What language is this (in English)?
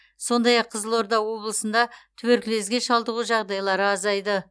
Kazakh